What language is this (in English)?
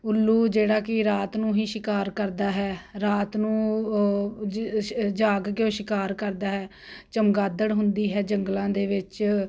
Punjabi